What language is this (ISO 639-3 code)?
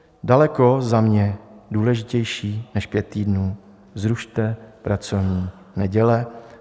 ces